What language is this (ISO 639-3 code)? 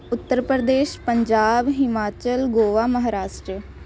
pan